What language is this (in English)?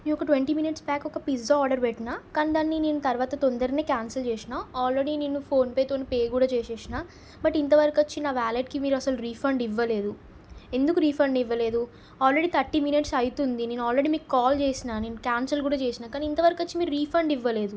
Telugu